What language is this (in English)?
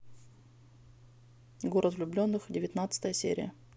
Russian